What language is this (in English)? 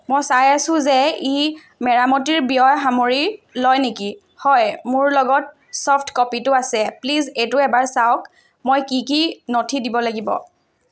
Assamese